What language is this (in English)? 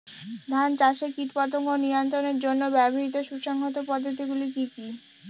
Bangla